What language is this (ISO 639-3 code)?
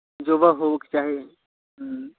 mai